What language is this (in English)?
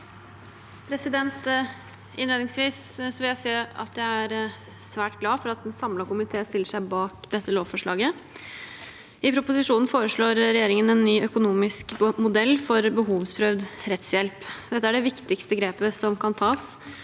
Norwegian